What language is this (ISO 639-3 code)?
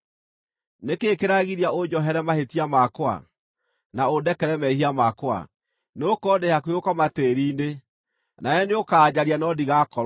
kik